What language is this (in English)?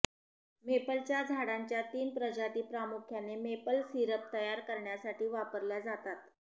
Marathi